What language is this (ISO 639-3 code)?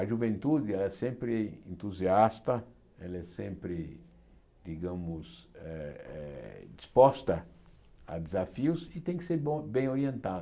por